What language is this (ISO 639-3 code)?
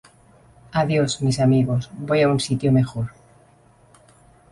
spa